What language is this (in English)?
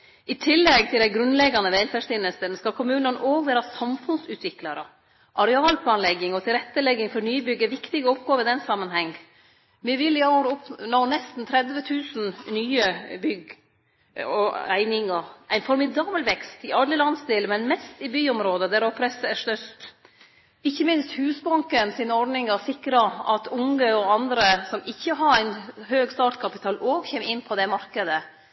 Norwegian Nynorsk